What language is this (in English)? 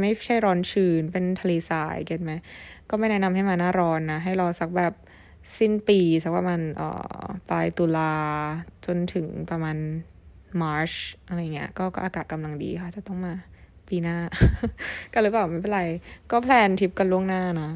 Thai